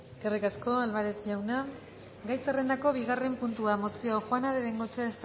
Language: Basque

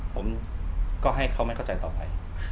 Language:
Thai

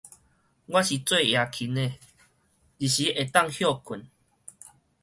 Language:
Min Nan Chinese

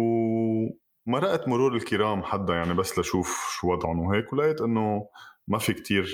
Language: Arabic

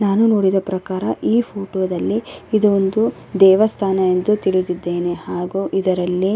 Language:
Kannada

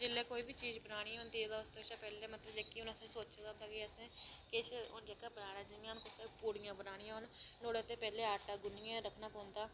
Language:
Dogri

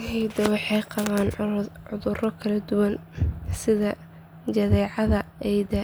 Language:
Somali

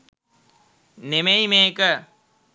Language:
Sinhala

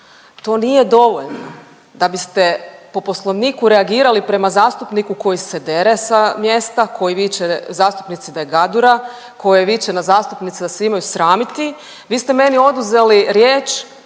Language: Croatian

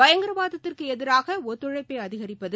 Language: Tamil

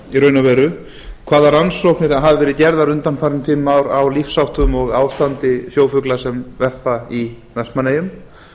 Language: Icelandic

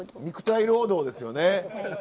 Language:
Japanese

